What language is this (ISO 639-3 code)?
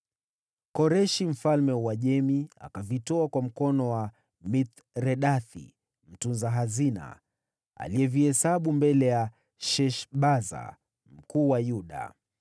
swa